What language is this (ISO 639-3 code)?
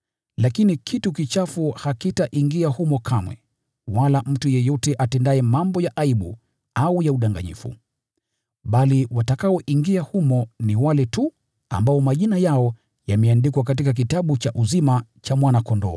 swa